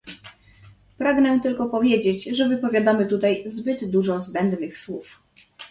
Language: Polish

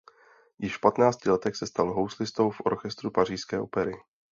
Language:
Czech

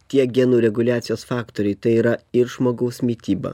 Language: Lithuanian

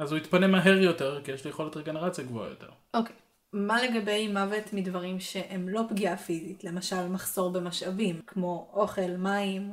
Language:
Hebrew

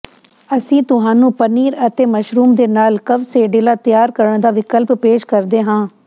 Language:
Punjabi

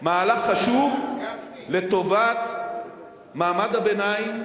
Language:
Hebrew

